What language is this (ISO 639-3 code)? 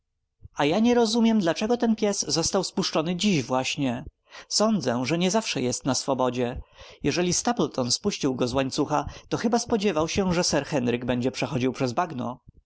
pol